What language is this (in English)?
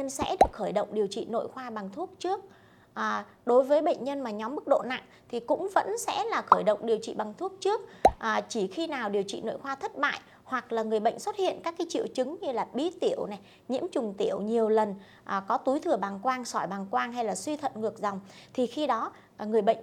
Vietnamese